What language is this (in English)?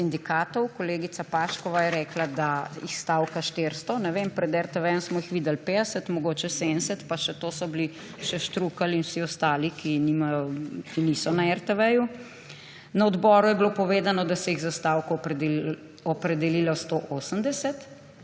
Slovenian